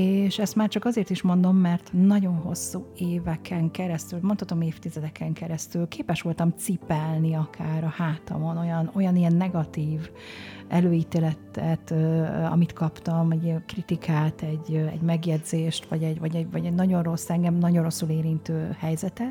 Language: Hungarian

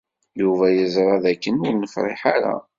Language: Kabyle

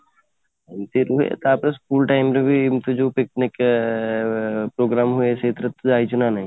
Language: Odia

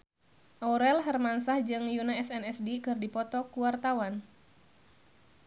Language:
Sundanese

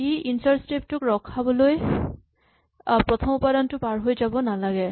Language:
Assamese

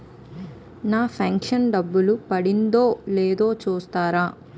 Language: Telugu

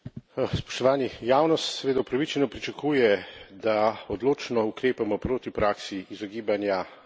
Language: Slovenian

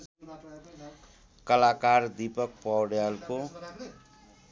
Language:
Nepali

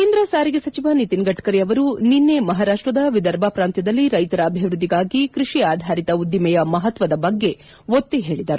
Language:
Kannada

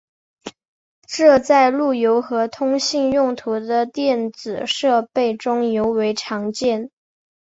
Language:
Chinese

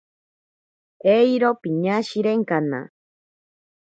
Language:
Ashéninka Perené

